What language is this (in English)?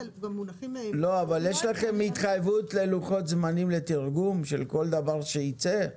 Hebrew